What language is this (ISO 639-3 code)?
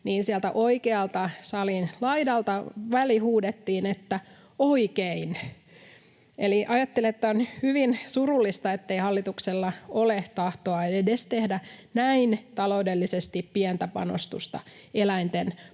fin